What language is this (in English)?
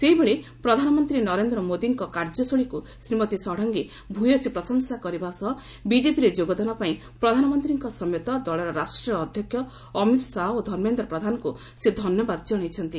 Odia